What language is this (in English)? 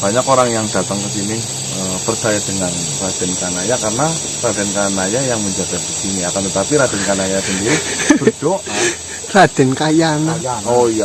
Indonesian